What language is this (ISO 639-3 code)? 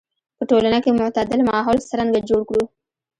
pus